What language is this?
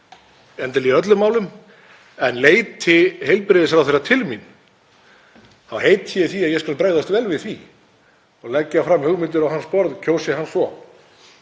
Icelandic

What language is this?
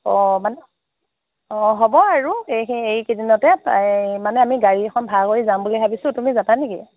Assamese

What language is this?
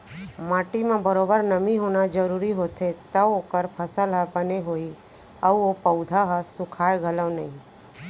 Chhattisgarhi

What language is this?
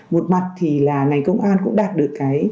Vietnamese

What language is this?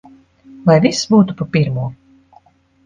Latvian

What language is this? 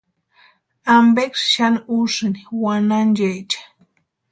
Western Highland Purepecha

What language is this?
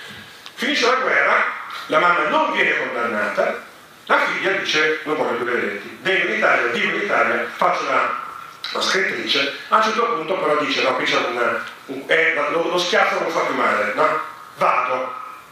Italian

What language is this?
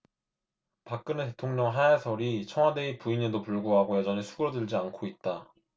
Korean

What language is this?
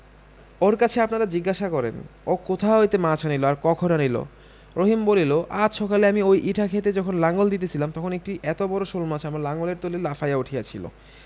Bangla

